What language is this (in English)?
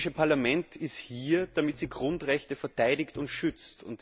German